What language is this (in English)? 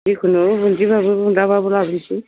Bodo